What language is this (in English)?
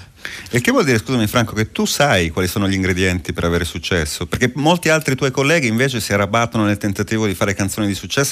Italian